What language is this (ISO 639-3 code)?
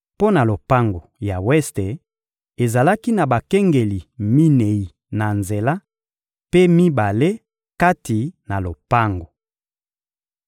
lin